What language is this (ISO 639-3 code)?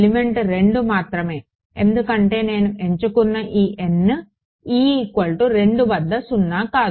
tel